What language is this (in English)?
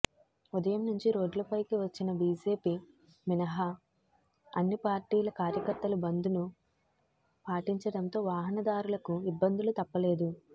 Telugu